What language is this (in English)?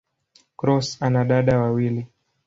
Swahili